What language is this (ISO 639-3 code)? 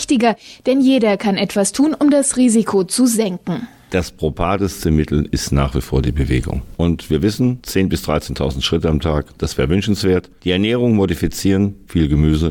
deu